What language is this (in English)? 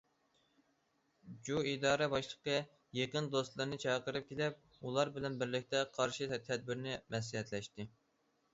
Uyghur